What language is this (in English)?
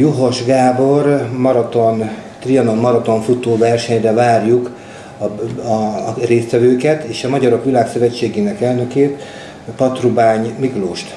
Hungarian